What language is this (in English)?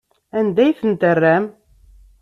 Kabyle